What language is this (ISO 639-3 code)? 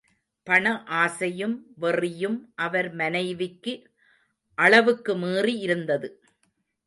tam